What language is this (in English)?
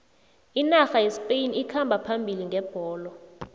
South Ndebele